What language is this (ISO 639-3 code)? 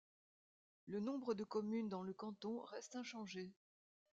fra